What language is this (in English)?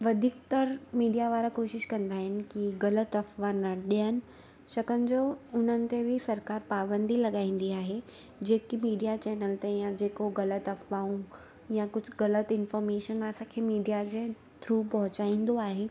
Sindhi